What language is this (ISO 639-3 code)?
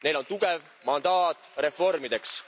est